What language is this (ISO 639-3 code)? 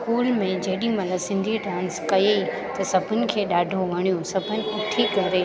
snd